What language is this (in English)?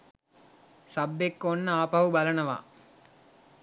Sinhala